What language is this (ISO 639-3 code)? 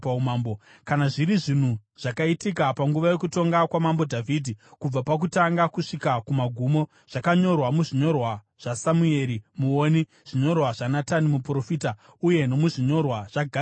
sna